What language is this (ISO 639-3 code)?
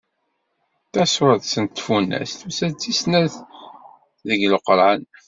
kab